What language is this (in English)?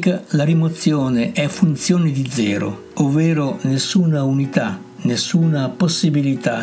Italian